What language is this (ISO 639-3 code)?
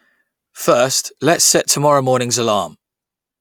eng